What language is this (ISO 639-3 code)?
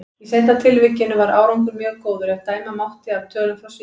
isl